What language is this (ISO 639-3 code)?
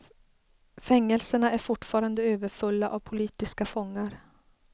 swe